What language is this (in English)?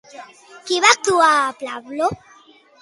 Catalan